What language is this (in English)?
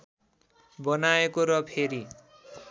Nepali